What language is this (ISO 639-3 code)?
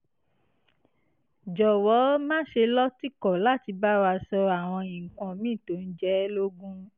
yor